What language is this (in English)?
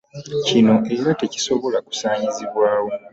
Ganda